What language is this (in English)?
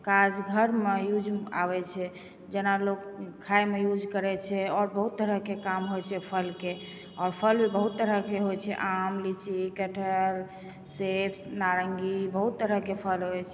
Maithili